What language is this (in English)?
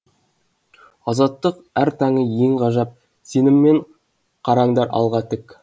Kazakh